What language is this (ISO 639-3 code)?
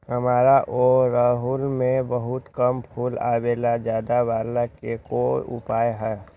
mag